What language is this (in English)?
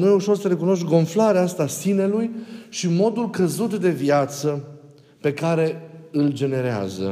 Romanian